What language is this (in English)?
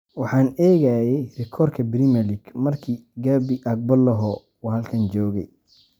Somali